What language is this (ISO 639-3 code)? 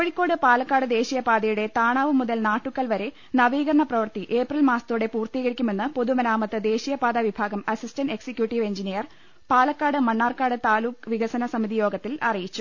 mal